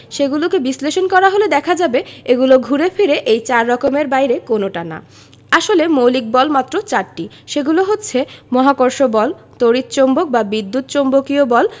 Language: Bangla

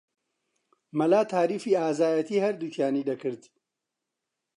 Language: Central Kurdish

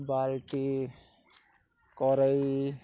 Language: Odia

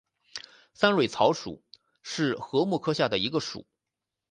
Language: Chinese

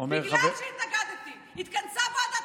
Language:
Hebrew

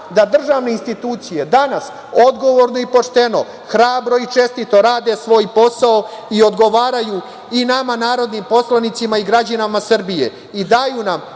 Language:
Serbian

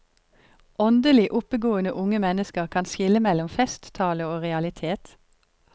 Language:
Norwegian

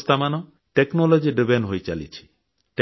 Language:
Odia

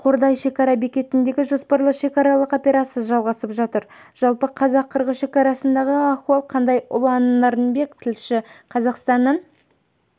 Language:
Kazakh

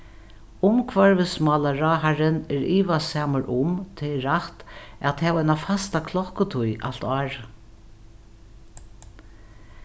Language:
Faroese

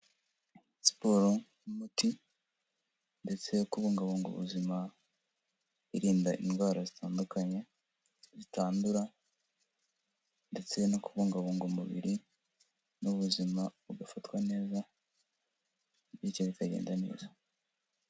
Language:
Kinyarwanda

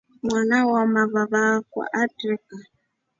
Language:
Rombo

